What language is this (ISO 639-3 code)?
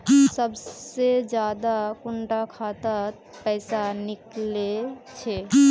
mag